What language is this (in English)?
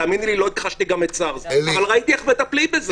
Hebrew